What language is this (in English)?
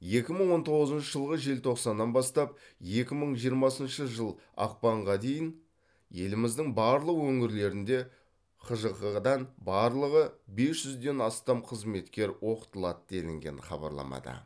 Kazakh